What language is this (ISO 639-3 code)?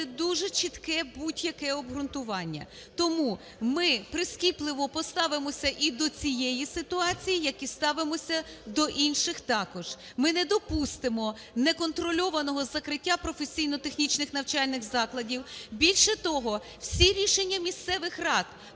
ukr